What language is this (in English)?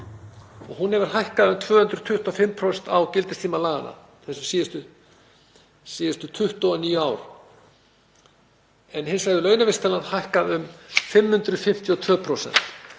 Icelandic